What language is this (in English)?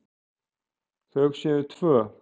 Icelandic